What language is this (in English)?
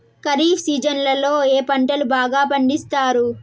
Telugu